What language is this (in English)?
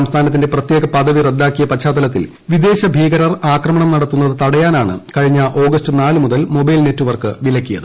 Malayalam